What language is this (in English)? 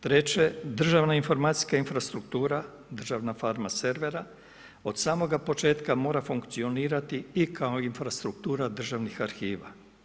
Croatian